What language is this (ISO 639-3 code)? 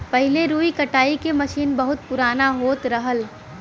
bho